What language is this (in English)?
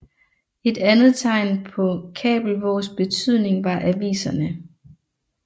Danish